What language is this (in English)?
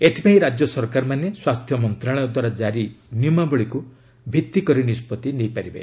Odia